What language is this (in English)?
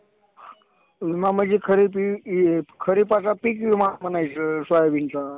Marathi